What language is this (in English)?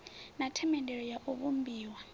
Venda